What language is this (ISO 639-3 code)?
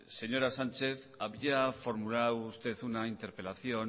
spa